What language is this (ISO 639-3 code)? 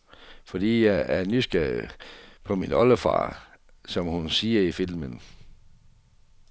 dan